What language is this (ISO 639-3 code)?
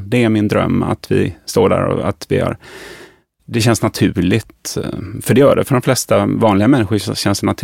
swe